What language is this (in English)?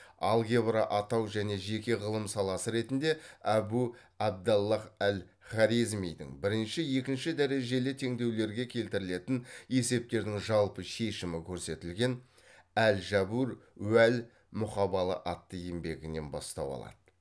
Kazakh